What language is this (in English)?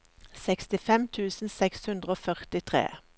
Norwegian